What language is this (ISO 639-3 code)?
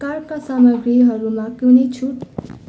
nep